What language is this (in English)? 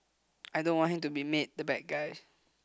English